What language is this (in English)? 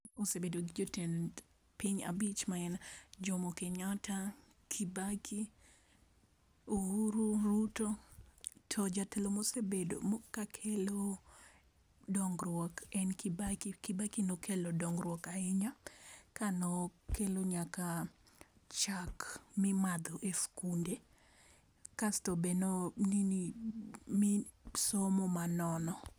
Luo (Kenya and Tanzania)